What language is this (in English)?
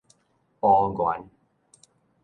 Min Nan Chinese